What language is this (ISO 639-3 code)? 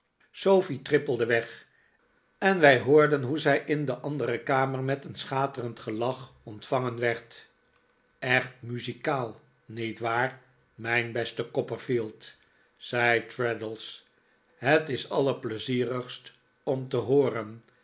nld